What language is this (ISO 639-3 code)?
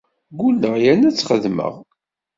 kab